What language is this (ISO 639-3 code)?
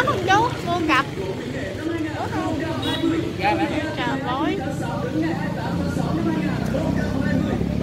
vie